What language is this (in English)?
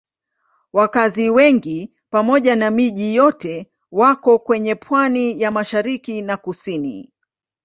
Swahili